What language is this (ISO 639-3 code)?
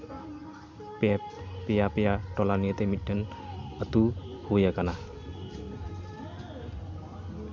sat